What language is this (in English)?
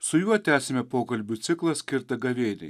Lithuanian